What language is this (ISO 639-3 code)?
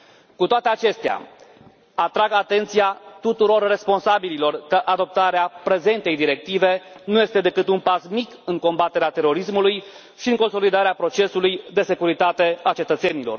ron